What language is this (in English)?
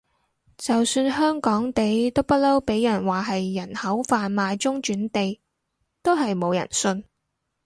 Cantonese